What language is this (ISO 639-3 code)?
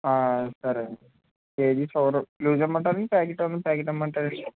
tel